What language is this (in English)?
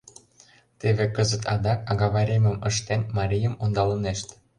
Mari